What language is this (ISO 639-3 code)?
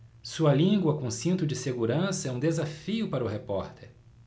por